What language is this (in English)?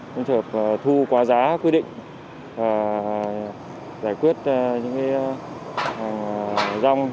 Vietnamese